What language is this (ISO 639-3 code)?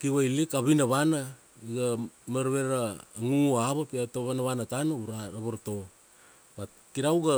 ksd